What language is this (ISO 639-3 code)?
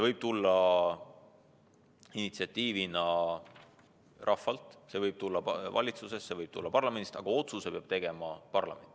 est